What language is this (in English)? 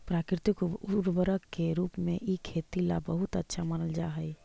Magahi